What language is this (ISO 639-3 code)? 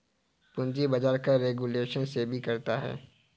hin